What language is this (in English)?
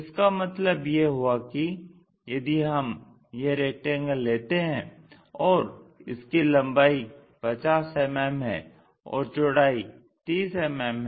Hindi